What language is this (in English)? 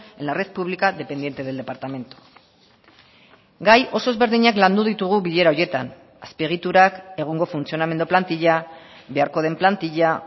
Basque